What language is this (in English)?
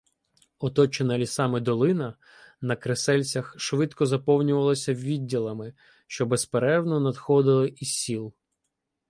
Ukrainian